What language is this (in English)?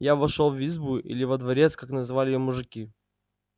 Russian